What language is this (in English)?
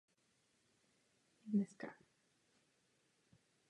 Czech